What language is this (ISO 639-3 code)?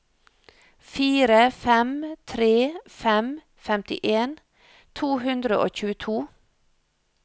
nor